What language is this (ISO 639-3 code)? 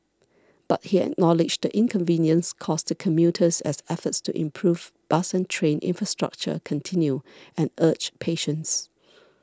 eng